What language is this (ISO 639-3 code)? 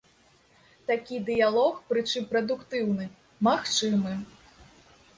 bel